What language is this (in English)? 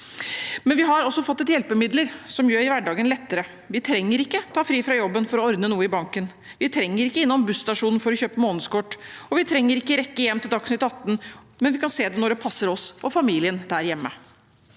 Norwegian